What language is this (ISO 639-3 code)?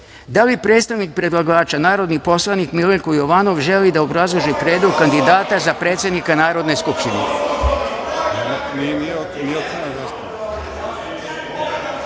srp